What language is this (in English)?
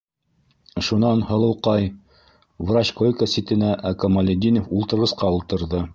Bashkir